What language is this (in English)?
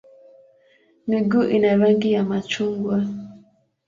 Swahili